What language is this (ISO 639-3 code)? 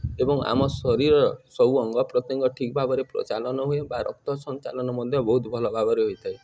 ori